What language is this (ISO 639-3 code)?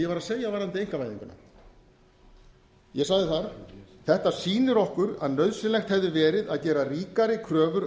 isl